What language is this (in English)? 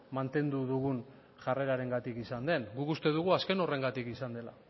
Basque